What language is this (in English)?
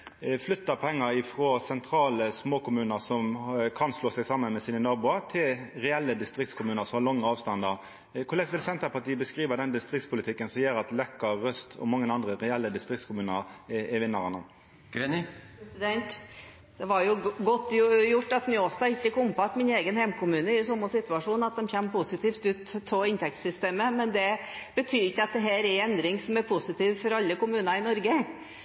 Norwegian